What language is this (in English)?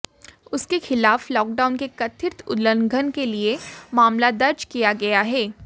Hindi